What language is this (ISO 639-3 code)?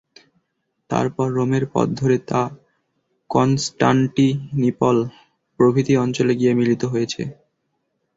ben